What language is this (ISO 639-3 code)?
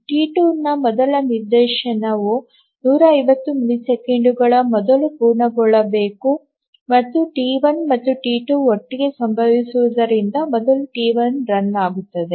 kan